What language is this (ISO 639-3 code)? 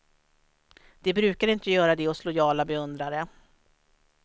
swe